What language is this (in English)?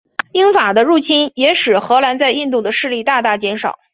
Chinese